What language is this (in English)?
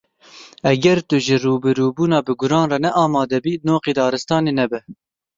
Kurdish